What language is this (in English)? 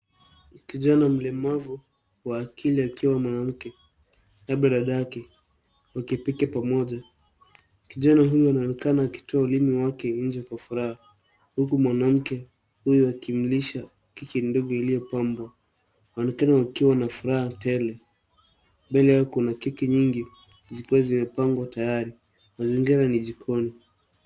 Swahili